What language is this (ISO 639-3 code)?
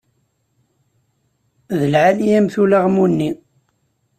kab